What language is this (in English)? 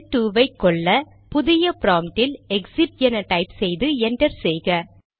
Tamil